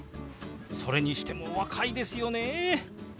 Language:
Japanese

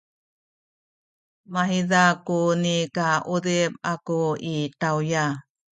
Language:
Sakizaya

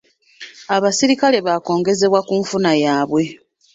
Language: Ganda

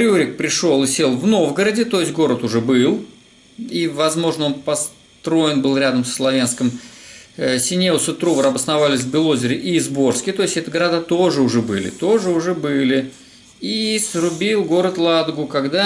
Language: Russian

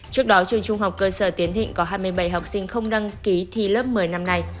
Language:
Vietnamese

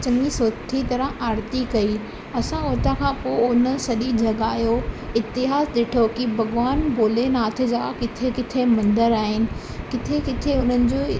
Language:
Sindhi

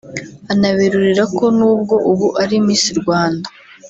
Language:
Kinyarwanda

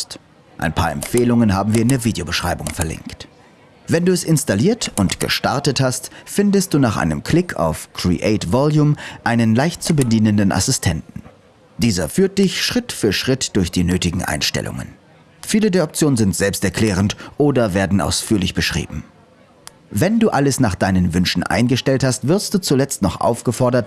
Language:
German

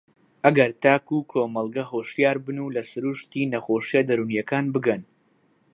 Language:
Central Kurdish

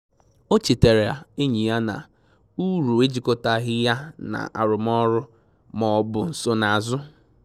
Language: Igbo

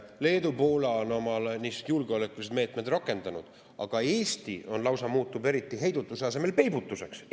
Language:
Estonian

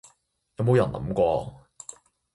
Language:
Cantonese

